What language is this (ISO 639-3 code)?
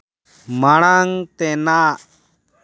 sat